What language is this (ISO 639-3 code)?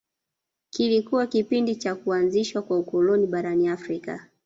swa